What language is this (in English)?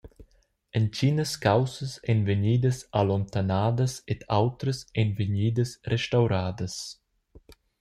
Romansh